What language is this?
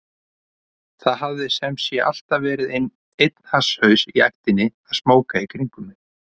Icelandic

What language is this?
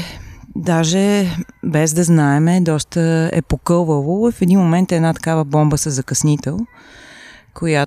Bulgarian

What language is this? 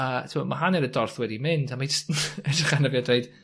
Welsh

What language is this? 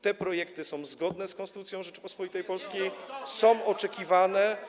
Polish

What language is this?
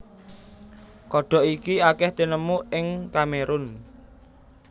Javanese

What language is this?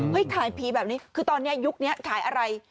Thai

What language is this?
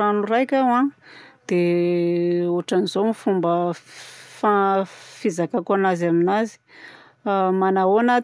Southern Betsimisaraka Malagasy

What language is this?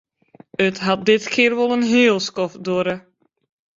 Western Frisian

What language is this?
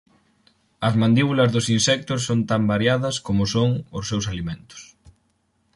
Galician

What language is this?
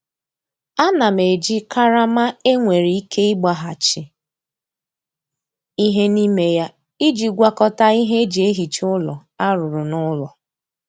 Igbo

